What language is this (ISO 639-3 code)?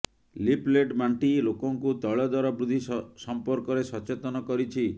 ori